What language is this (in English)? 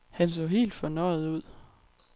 Danish